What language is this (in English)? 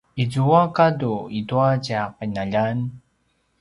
Paiwan